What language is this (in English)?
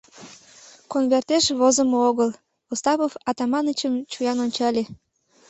Mari